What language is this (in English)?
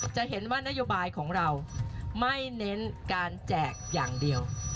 Thai